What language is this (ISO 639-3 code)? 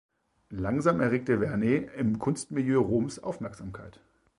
deu